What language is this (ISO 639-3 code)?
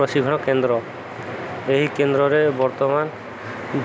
ori